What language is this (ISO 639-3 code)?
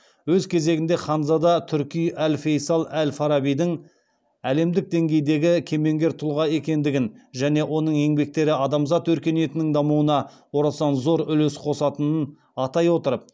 kaz